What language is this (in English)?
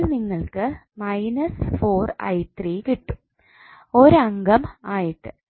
Malayalam